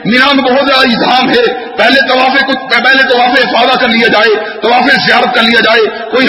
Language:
Urdu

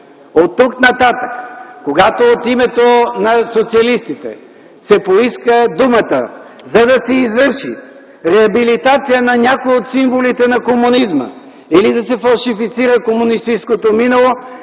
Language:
Bulgarian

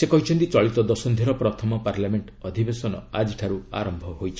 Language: Odia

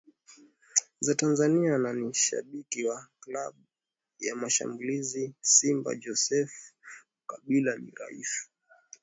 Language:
Swahili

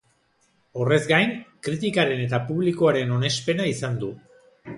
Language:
Basque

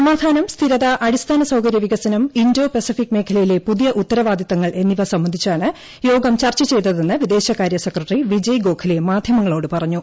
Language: Malayalam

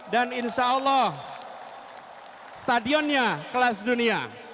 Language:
Indonesian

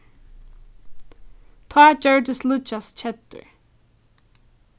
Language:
Faroese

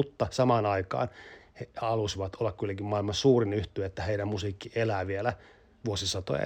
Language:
Finnish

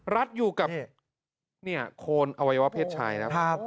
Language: Thai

